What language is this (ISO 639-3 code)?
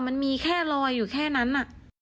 tha